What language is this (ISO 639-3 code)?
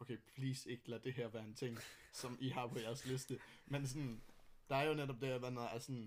dan